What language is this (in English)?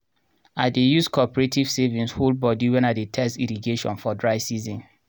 Nigerian Pidgin